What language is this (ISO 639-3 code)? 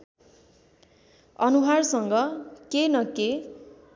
nep